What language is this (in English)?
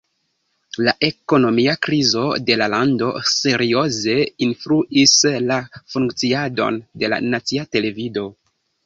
Esperanto